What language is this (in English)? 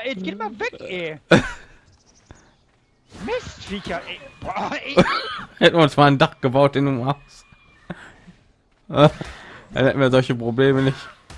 German